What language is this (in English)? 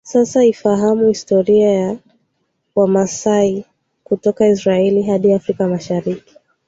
Swahili